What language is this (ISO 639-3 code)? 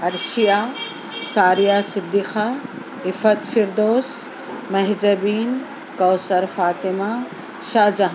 urd